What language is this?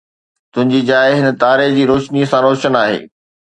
Sindhi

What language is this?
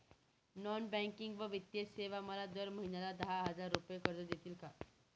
Marathi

